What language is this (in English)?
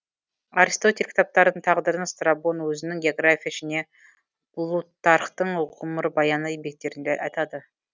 Kazakh